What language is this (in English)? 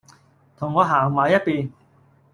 Cantonese